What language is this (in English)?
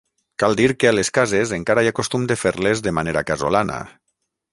Catalan